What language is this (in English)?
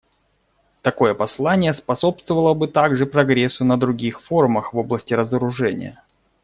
Russian